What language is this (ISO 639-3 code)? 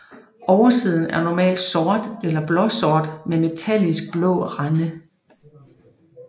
dan